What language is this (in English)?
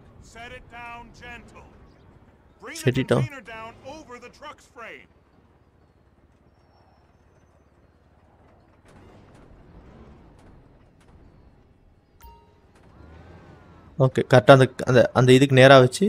Tamil